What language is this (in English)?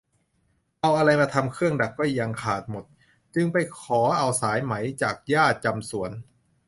Thai